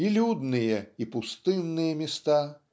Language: Russian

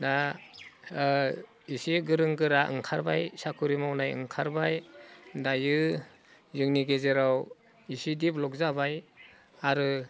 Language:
Bodo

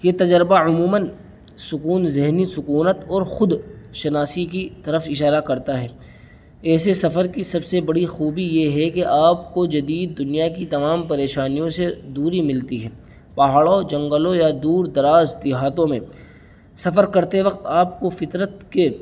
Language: Urdu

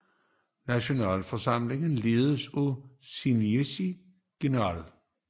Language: Danish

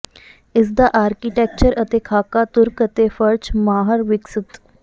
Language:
Punjabi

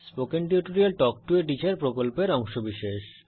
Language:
Bangla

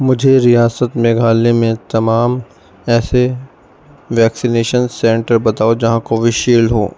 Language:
Urdu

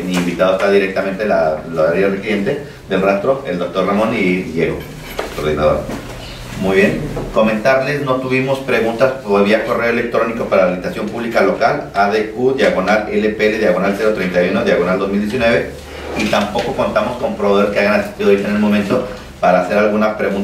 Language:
Spanish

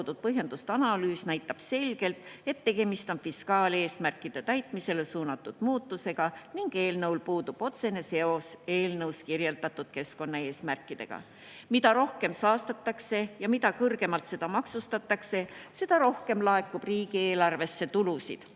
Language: Estonian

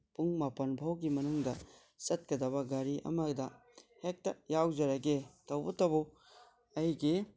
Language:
Manipuri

